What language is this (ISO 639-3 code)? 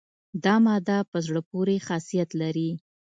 pus